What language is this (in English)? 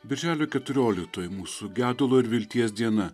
Lithuanian